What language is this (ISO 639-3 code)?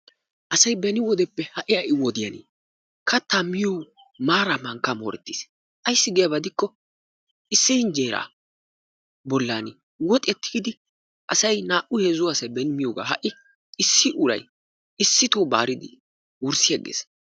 wal